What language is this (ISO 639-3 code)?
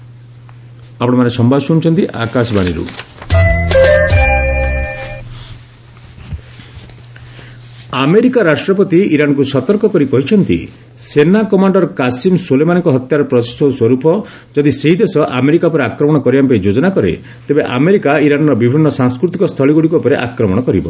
ori